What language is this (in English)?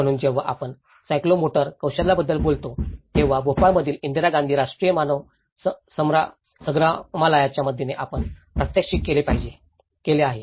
Marathi